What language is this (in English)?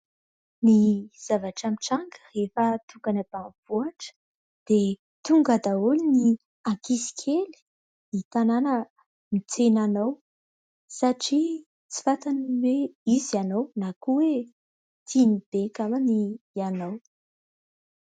Malagasy